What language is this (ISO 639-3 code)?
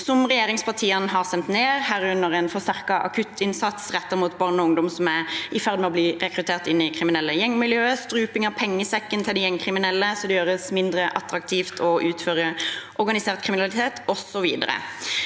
nor